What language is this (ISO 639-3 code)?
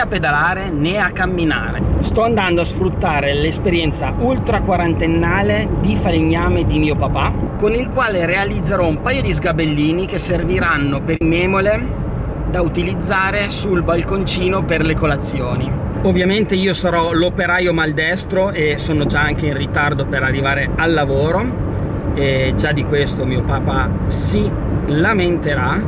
ita